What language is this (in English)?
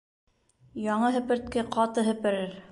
Bashkir